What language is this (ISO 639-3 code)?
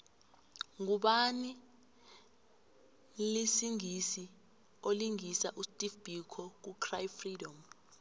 nbl